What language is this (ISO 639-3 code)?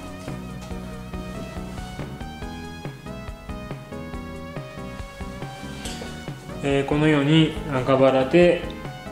jpn